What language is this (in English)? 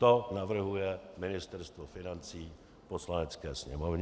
Czech